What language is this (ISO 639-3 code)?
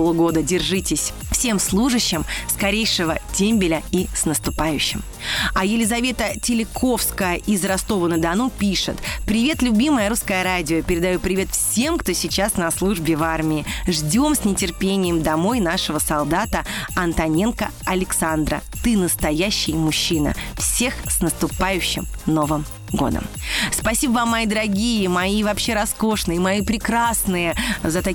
rus